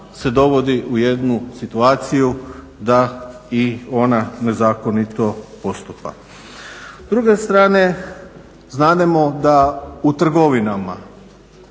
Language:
Croatian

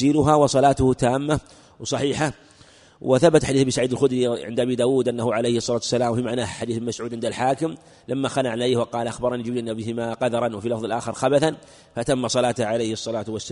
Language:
Arabic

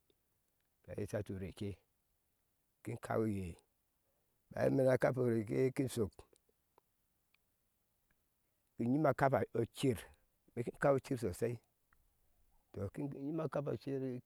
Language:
Ashe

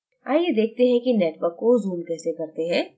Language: Hindi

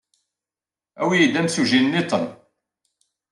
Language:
Kabyle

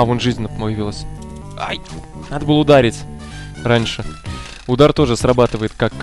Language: Russian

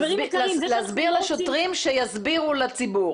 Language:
Hebrew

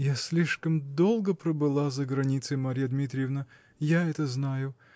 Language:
Russian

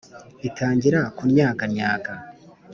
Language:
Kinyarwanda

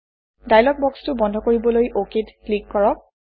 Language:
Assamese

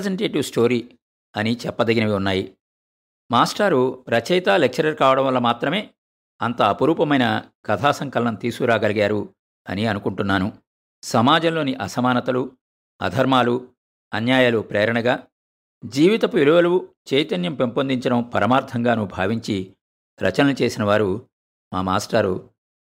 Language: Telugu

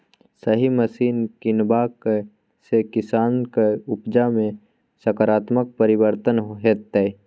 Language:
Maithili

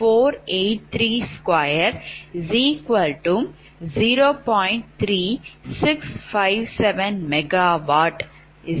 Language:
Tamil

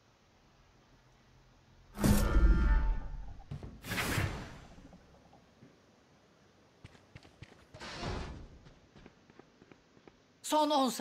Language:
Turkish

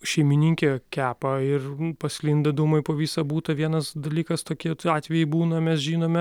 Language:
Lithuanian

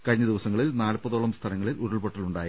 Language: Malayalam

